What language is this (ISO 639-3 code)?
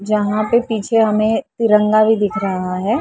hin